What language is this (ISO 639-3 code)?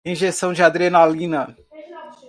por